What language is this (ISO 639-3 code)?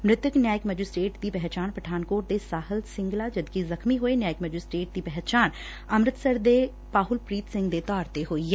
pan